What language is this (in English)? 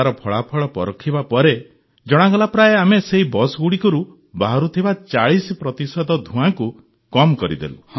Odia